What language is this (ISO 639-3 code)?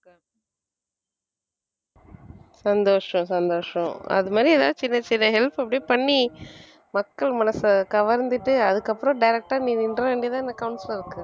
tam